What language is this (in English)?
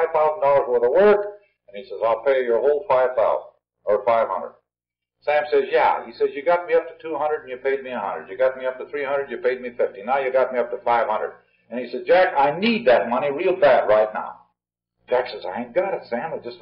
English